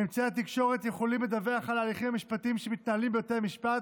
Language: Hebrew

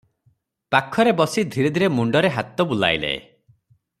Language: Odia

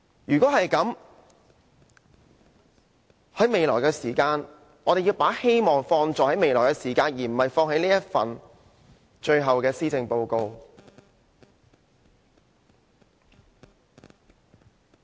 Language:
Cantonese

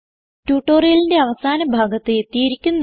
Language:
Malayalam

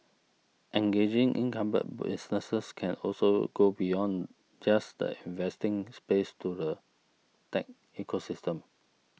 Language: English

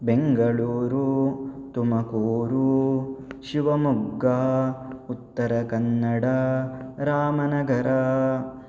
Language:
Sanskrit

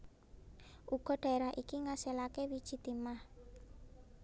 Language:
Javanese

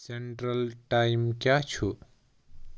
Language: Kashmiri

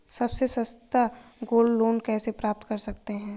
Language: Hindi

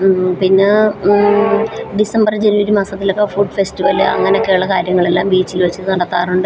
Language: Malayalam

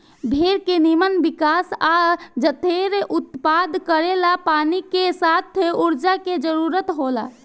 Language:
Bhojpuri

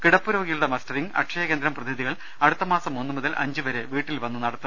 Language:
Malayalam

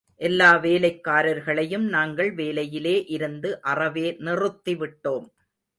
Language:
Tamil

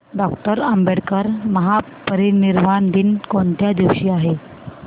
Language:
Marathi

